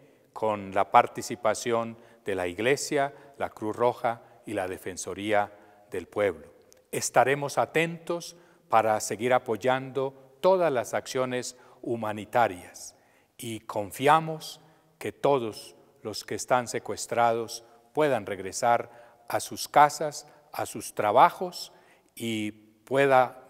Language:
Spanish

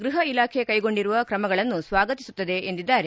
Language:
Kannada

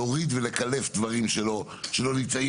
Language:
Hebrew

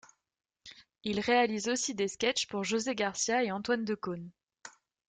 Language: French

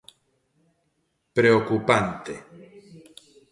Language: Galician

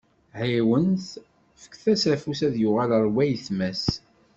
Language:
Kabyle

